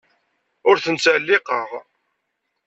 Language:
Kabyle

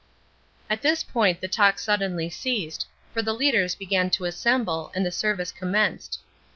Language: English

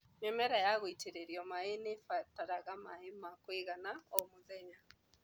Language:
Kikuyu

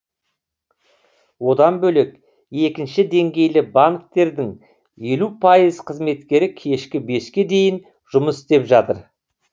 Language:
Kazakh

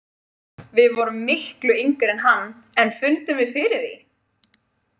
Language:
Icelandic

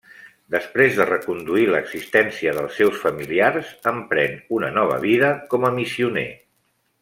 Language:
Catalan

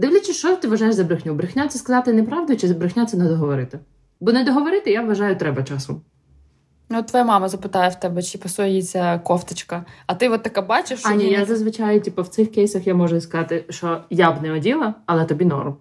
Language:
Ukrainian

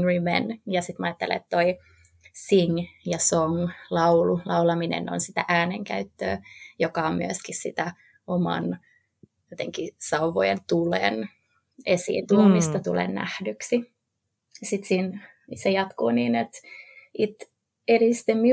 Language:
Finnish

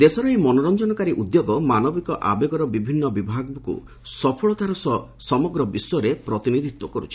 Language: Odia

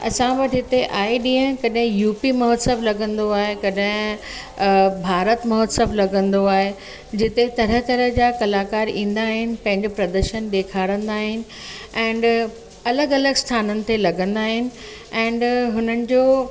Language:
Sindhi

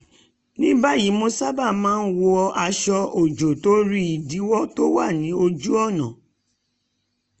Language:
Yoruba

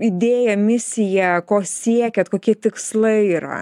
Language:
Lithuanian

